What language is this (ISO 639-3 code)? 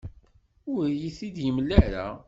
kab